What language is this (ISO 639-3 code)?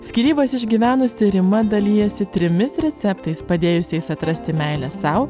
lit